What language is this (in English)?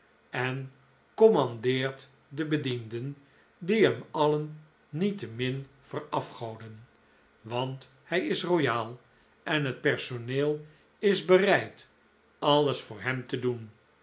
Dutch